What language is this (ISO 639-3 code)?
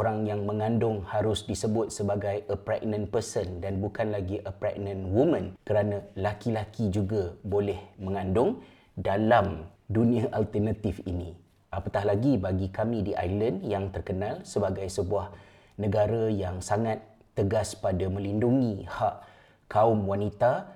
msa